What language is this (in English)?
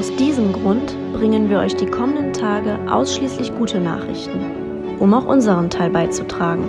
German